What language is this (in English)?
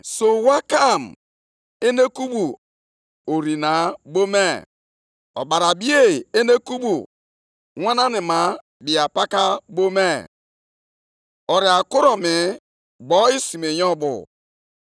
Igbo